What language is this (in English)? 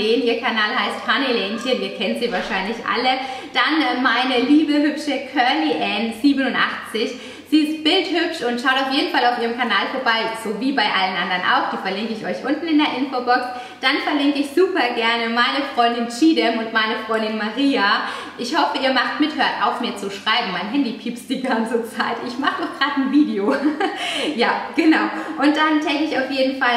German